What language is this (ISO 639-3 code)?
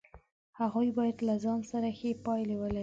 pus